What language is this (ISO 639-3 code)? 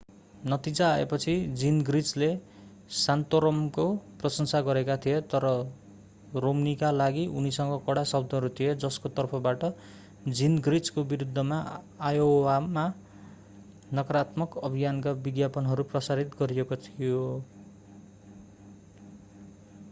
nep